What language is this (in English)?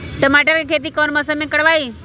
Magahi